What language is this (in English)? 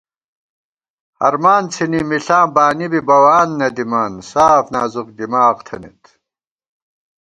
Gawar-Bati